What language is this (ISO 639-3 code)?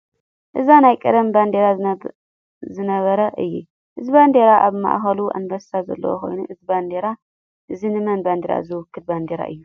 tir